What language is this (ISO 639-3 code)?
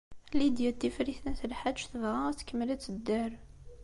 kab